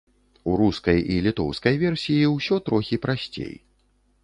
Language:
Belarusian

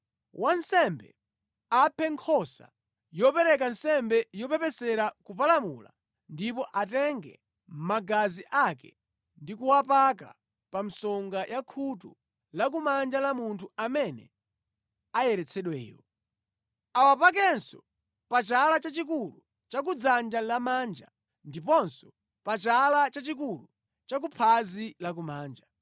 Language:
Nyanja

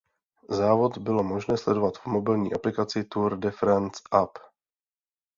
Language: Czech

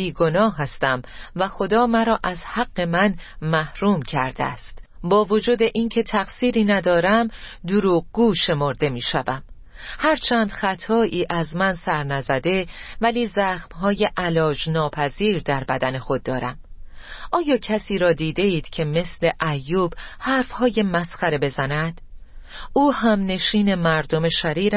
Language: Persian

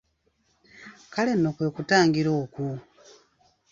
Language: Ganda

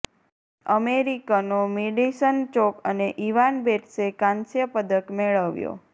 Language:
Gujarati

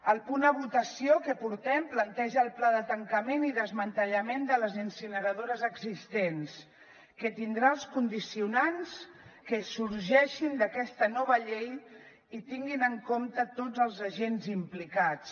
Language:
Catalan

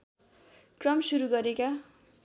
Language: Nepali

